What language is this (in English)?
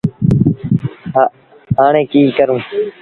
Sindhi Bhil